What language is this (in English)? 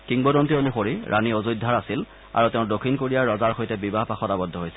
Assamese